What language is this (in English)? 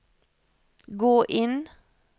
Norwegian